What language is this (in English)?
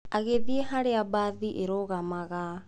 Kikuyu